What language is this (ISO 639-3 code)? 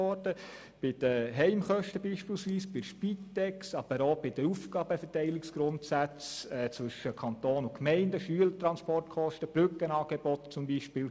gsw